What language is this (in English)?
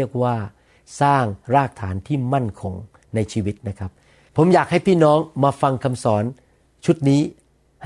Thai